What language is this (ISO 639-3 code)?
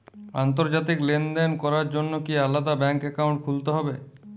ben